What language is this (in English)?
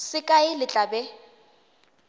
Northern Sotho